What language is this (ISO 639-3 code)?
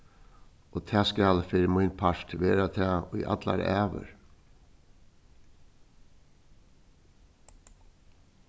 fao